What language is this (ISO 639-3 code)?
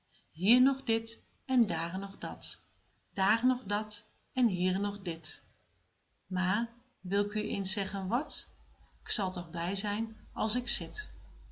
nld